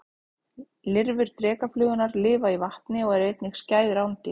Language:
Icelandic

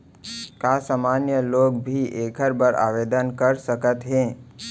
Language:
Chhattisgarhi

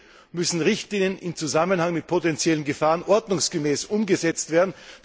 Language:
German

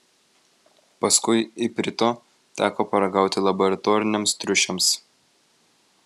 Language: Lithuanian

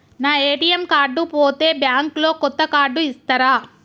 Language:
Telugu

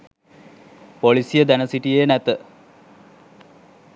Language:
Sinhala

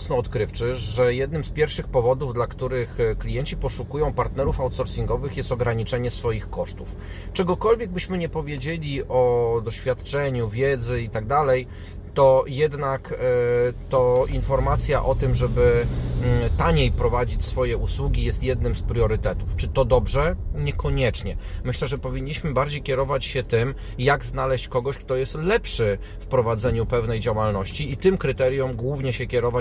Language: Polish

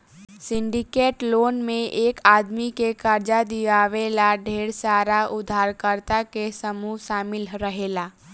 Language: Bhojpuri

